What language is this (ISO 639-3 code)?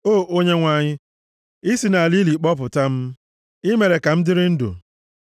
ibo